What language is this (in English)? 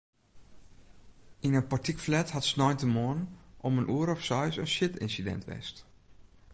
Western Frisian